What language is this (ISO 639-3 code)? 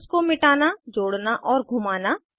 hin